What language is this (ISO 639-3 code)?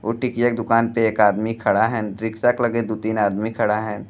bho